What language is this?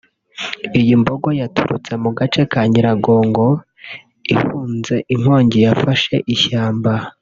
Kinyarwanda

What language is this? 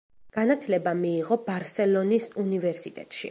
Georgian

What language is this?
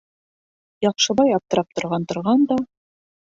Bashkir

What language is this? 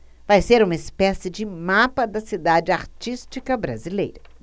Portuguese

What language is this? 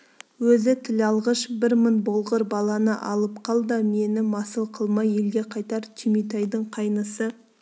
Kazakh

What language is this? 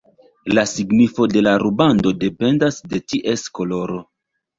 Esperanto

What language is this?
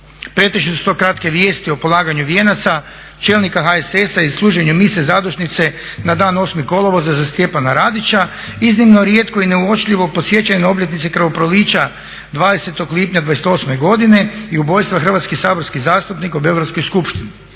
Croatian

